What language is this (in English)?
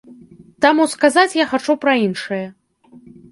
Belarusian